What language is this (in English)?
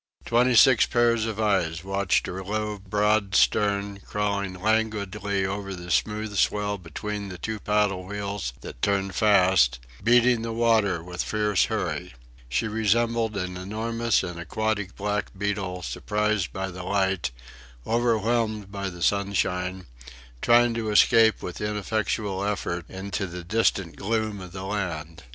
English